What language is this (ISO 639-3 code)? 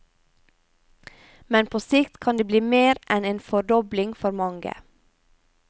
nor